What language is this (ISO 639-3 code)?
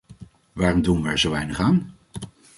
nld